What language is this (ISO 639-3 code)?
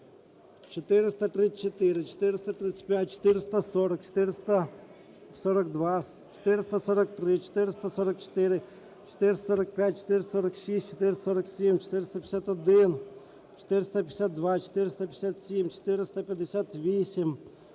ukr